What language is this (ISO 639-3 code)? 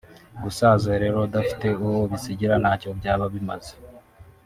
kin